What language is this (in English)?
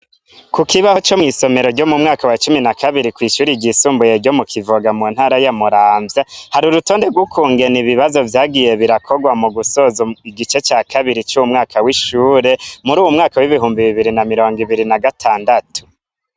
Rundi